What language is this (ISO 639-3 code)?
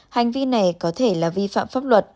vie